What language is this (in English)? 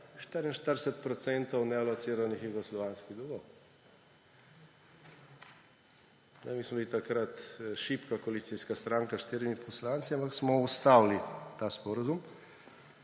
Slovenian